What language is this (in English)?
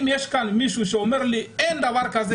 Hebrew